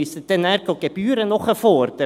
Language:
Swiss German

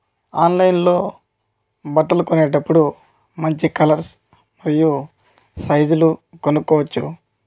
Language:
Telugu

